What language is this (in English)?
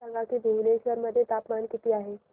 Marathi